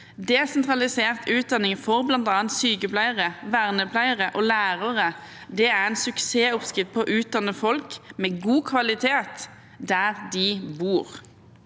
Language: Norwegian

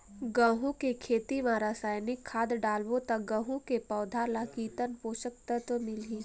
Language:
Chhattisgarhi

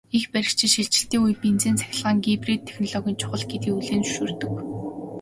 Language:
Mongolian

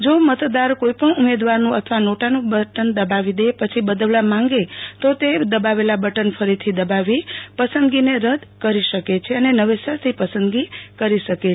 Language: Gujarati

